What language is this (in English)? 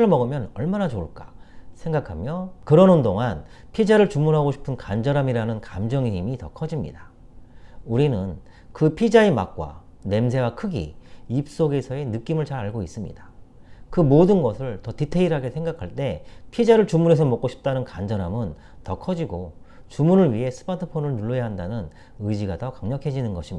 Korean